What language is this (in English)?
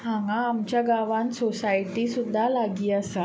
Konkani